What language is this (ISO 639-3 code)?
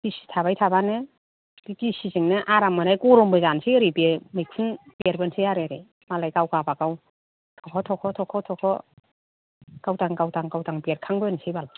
brx